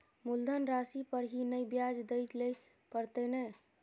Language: Maithili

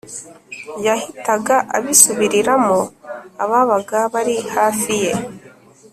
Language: Kinyarwanda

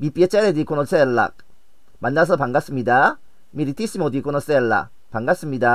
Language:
Korean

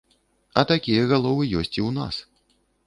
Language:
Belarusian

